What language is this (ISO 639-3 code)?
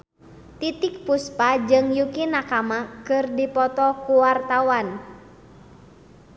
sun